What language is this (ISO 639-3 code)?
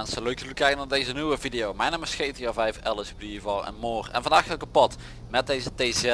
nld